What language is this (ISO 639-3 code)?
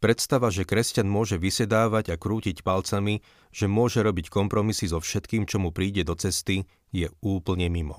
slk